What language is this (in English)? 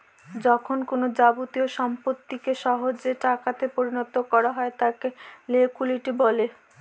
Bangla